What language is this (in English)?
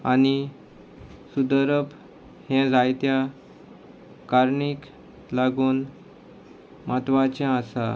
Konkani